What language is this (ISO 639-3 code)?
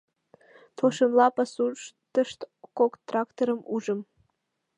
chm